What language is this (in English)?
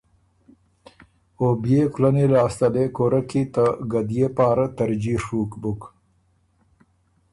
Ormuri